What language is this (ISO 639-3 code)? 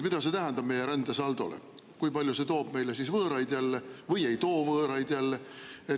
est